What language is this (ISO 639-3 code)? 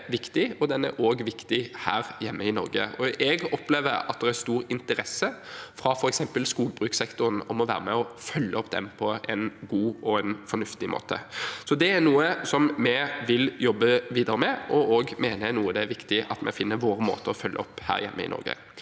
nor